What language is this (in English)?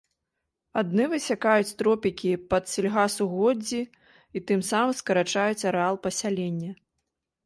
Belarusian